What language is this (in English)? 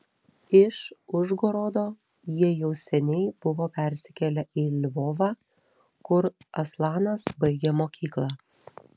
Lithuanian